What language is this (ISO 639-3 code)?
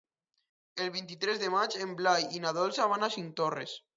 cat